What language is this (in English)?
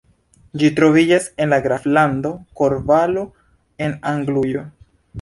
Esperanto